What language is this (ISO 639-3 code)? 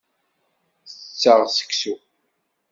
kab